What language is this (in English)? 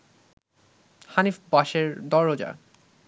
Bangla